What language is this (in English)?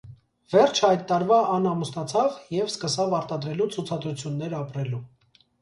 Armenian